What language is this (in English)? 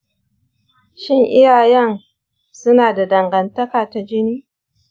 Hausa